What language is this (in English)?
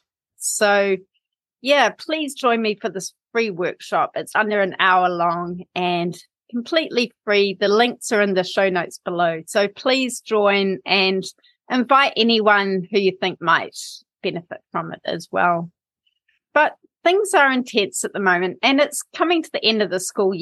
English